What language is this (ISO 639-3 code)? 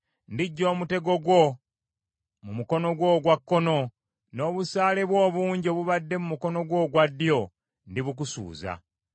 lug